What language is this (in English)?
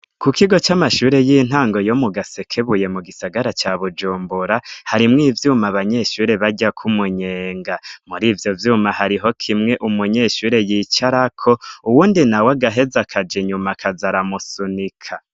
Rundi